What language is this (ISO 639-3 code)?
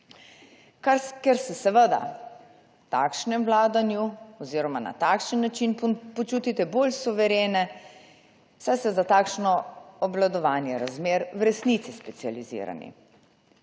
slv